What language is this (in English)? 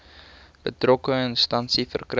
Afrikaans